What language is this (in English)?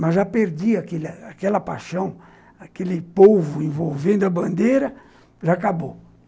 Portuguese